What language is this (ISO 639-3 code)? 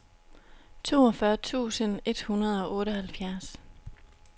dan